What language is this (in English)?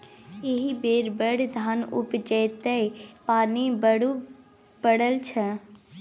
Maithili